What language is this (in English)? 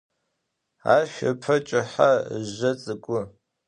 Adyghe